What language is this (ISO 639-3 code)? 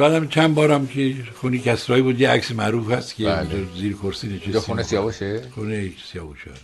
fas